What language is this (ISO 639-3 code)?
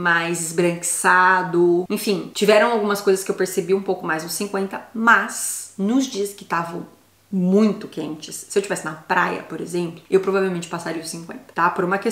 por